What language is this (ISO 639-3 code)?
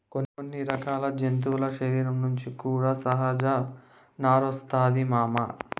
tel